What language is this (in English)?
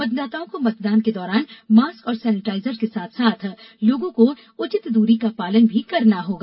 Hindi